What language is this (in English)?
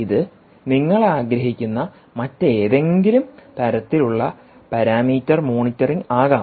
Malayalam